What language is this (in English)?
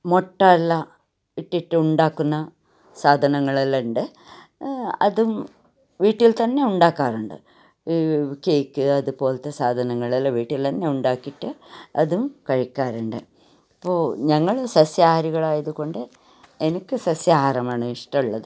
Malayalam